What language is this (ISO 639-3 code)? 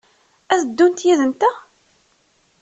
kab